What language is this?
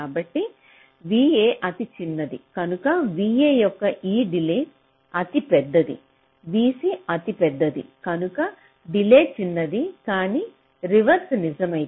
Telugu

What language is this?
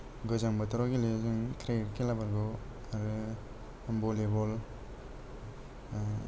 Bodo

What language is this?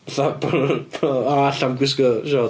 Welsh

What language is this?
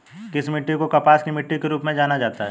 Hindi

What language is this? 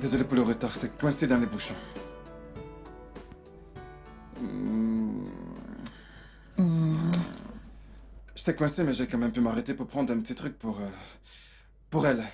French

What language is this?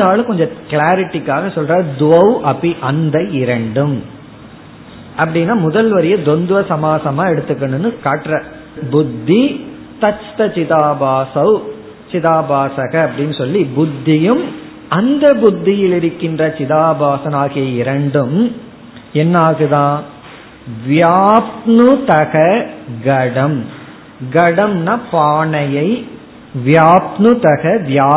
Tamil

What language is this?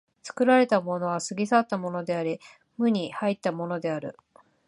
Japanese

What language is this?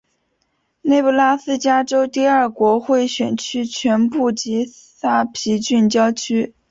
Chinese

